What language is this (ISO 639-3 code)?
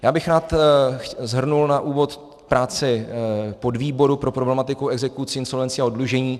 ces